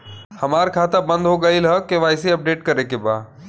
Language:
Bhojpuri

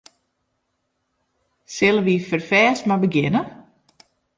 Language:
Western Frisian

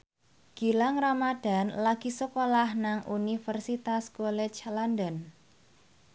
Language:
Javanese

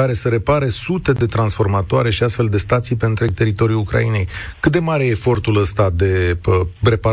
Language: Romanian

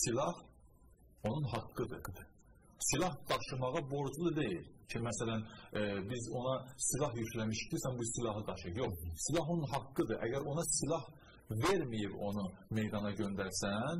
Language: Turkish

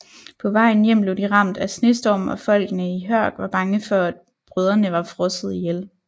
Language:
Danish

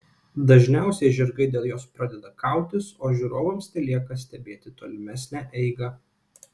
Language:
Lithuanian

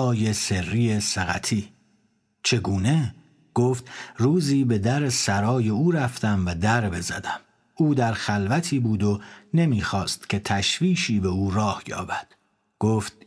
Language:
Persian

